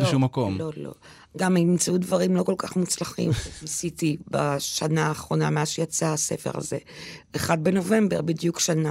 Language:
Hebrew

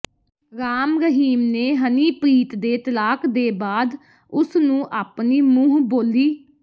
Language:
Punjabi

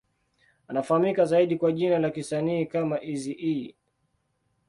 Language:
Swahili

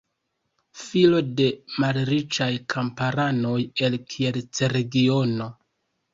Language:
Esperanto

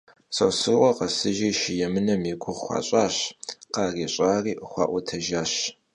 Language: Kabardian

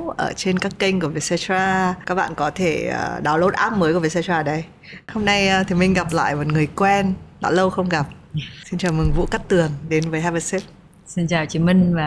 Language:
Vietnamese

